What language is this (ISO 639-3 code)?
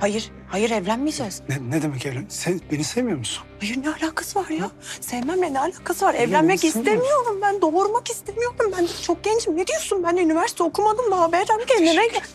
tur